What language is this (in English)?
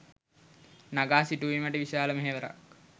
Sinhala